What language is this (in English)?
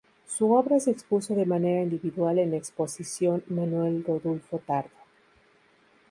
Spanish